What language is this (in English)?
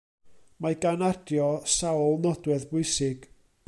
Welsh